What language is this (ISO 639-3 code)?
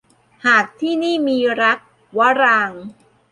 tha